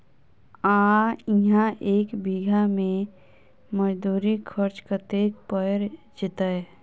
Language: Maithili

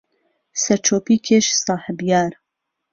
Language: Central Kurdish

